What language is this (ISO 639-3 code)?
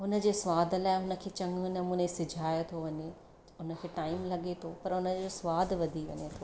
snd